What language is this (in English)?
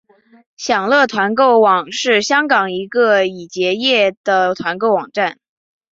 Chinese